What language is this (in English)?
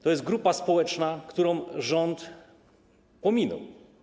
Polish